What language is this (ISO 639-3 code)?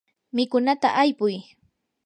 qur